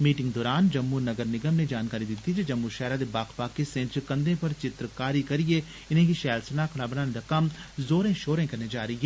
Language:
Dogri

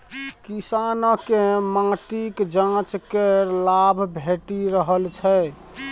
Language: Maithili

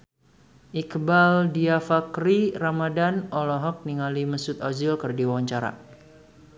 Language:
Sundanese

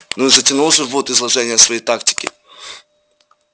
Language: Russian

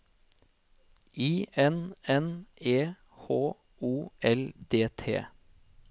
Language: Norwegian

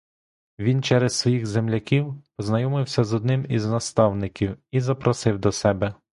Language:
Ukrainian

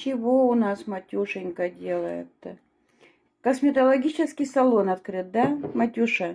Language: Russian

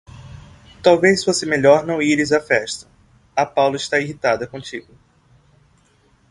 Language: Portuguese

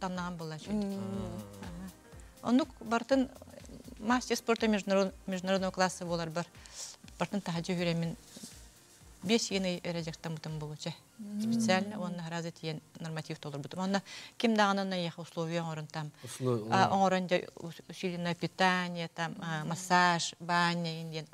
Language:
Turkish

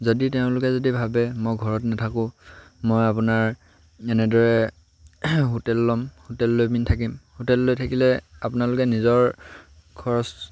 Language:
Assamese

